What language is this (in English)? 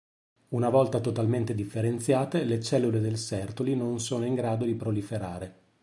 Italian